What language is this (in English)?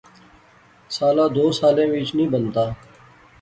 Pahari-Potwari